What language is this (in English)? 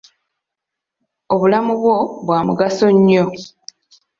Ganda